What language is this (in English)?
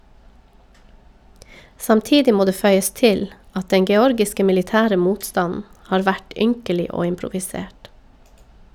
Norwegian